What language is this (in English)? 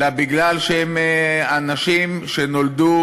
Hebrew